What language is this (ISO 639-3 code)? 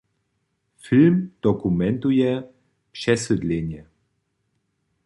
hsb